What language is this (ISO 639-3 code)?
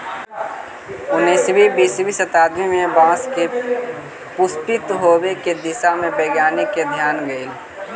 mag